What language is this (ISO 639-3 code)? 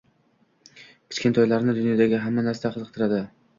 uzb